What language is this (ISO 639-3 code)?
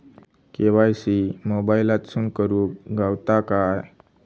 mar